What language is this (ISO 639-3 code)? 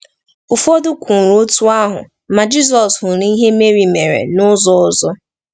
ibo